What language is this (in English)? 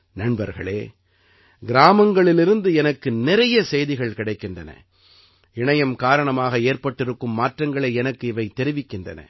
Tamil